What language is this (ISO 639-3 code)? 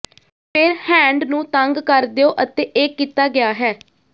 pan